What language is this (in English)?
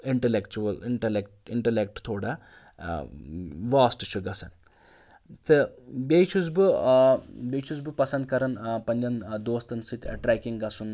Kashmiri